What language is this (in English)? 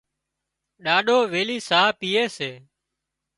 Wadiyara Koli